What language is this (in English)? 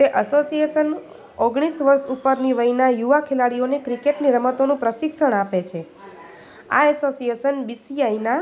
Gujarati